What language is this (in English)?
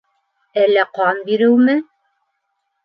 Bashkir